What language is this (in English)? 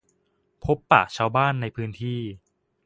Thai